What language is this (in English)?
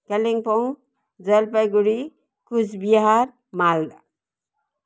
Nepali